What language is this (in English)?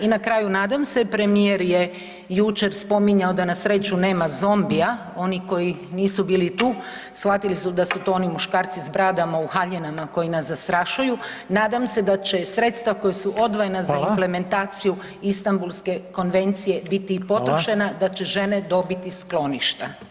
Croatian